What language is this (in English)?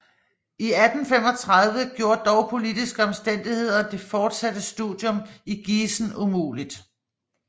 Danish